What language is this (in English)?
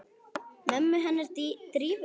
Icelandic